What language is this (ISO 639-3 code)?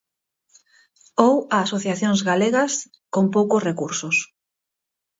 glg